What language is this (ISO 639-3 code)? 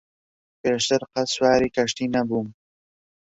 ckb